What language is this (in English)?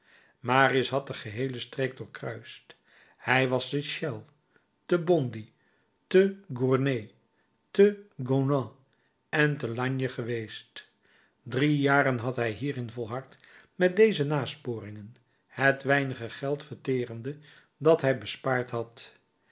Dutch